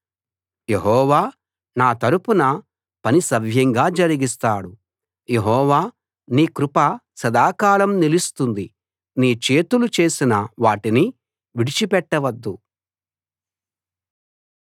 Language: Telugu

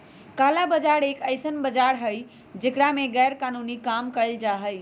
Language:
Magahi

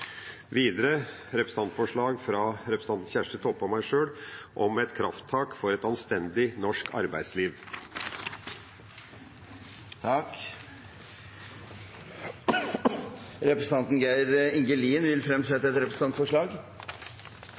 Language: Norwegian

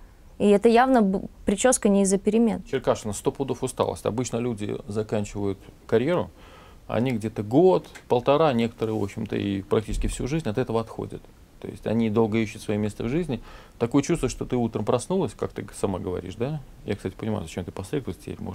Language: Russian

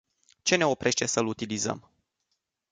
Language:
Romanian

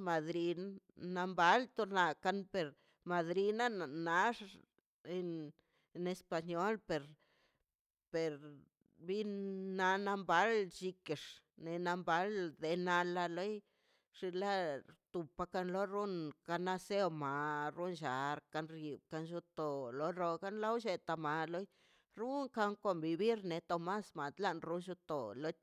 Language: Mazaltepec Zapotec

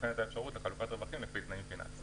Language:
Hebrew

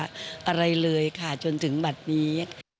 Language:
Thai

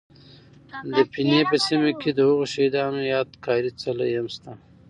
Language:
Pashto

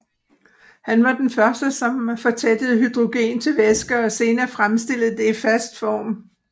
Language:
Danish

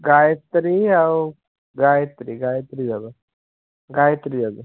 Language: Odia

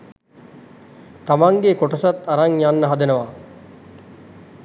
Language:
Sinhala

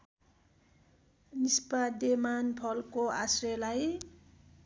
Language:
Nepali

